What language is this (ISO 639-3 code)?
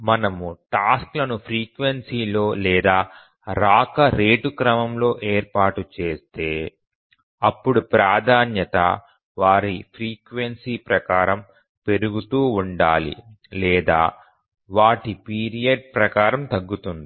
tel